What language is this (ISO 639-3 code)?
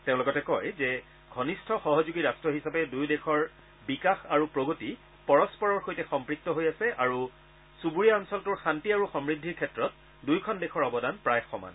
asm